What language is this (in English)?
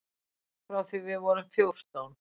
Icelandic